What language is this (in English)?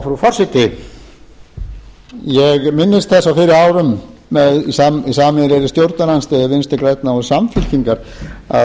Icelandic